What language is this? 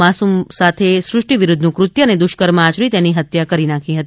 Gujarati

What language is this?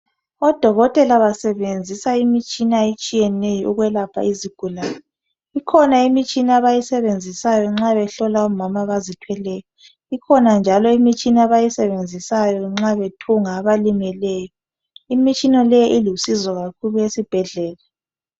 North Ndebele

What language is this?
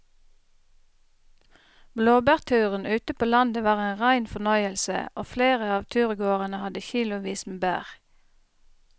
Norwegian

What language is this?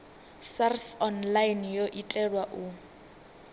Venda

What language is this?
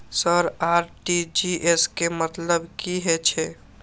Maithili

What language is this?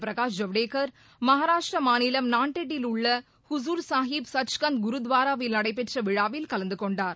Tamil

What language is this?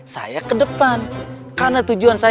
Indonesian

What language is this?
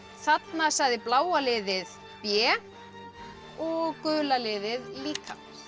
Icelandic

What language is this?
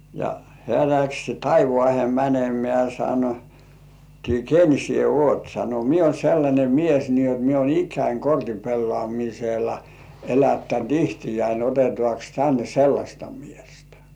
Finnish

